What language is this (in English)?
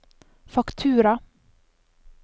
Norwegian